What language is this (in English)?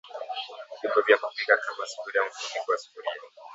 Swahili